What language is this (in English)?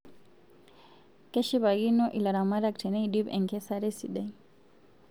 Masai